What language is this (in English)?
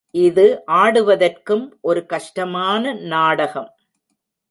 Tamil